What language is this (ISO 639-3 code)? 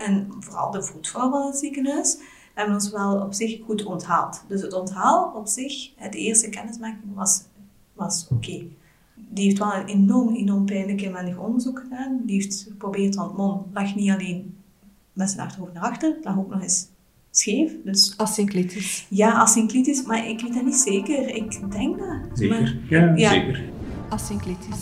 nld